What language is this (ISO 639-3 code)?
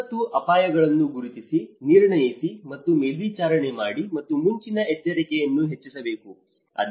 kan